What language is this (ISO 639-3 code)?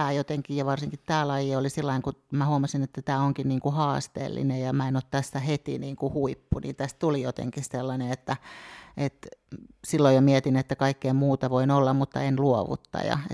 fin